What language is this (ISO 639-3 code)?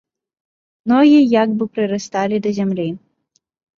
bel